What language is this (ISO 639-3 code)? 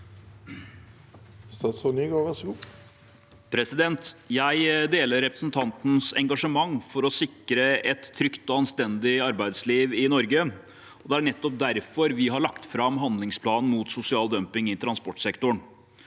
nor